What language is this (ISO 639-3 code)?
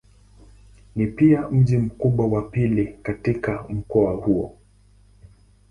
swa